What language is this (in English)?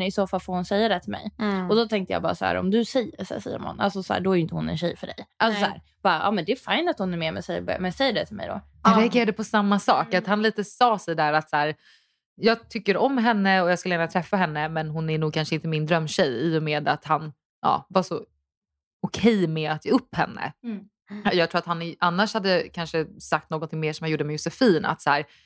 Swedish